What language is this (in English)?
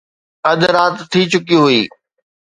Sindhi